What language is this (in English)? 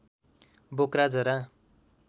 Nepali